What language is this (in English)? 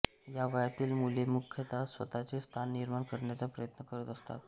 Marathi